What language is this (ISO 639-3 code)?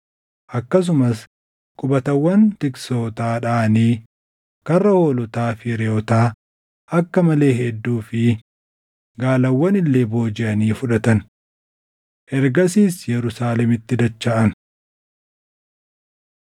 orm